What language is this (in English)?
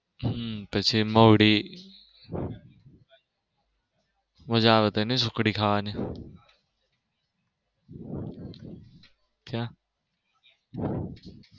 Gujarati